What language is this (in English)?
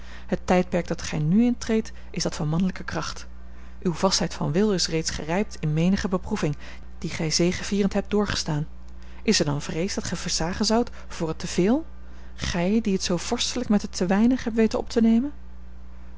Dutch